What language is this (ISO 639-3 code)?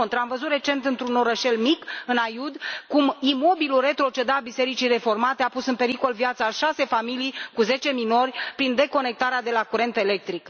ron